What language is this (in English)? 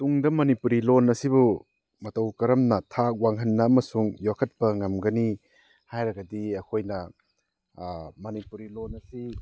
Manipuri